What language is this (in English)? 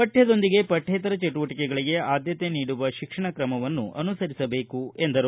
Kannada